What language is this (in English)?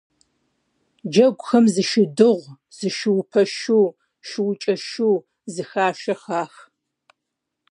Kabardian